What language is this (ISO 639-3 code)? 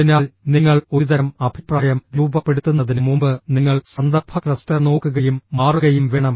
mal